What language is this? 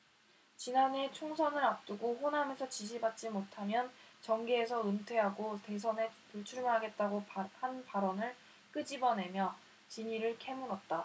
Korean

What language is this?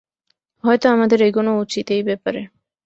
Bangla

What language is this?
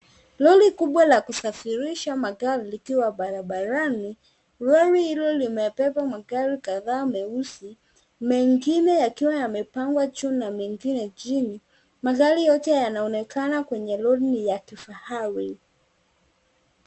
Swahili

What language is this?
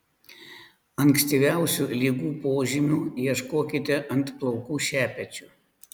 Lithuanian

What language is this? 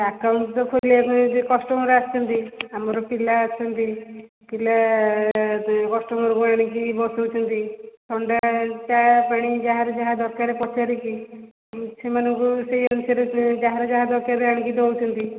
Odia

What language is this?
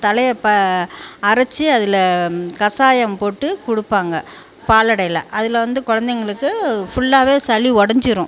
Tamil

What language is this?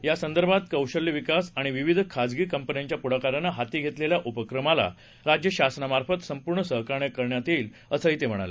Marathi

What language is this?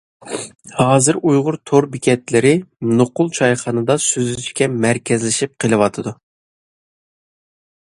Uyghur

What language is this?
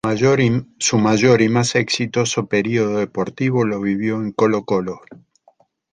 Spanish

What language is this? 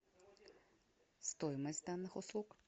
Russian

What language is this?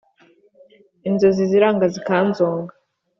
Kinyarwanda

